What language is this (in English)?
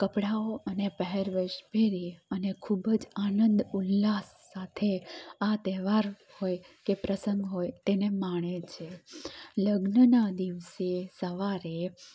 Gujarati